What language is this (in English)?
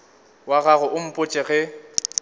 Northern Sotho